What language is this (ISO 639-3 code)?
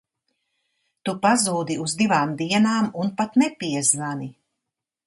lav